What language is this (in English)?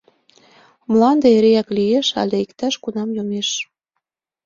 Mari